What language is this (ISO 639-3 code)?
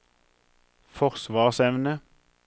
nor